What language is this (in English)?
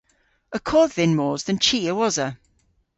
Cornish